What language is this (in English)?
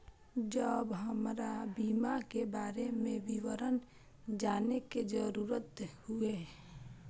Maithili